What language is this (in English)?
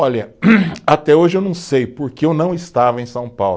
Portuguese